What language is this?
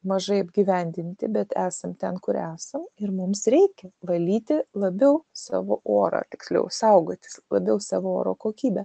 Lithuanian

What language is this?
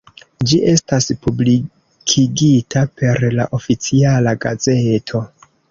Esperanto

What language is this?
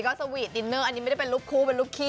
Thai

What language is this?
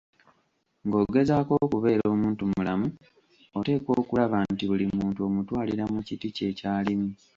Ganda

